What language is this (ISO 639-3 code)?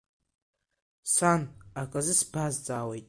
abk